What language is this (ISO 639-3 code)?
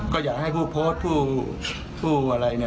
tha